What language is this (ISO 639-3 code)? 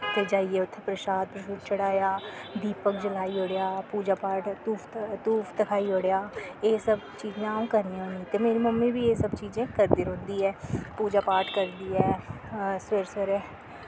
doi